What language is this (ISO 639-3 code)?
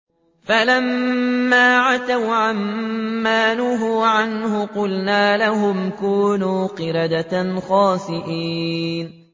ara